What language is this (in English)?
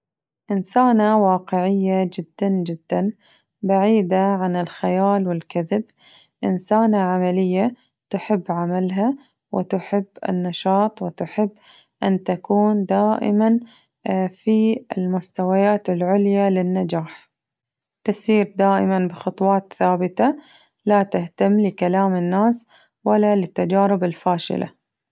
Najdi Arabic